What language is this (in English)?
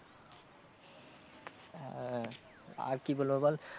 Bangla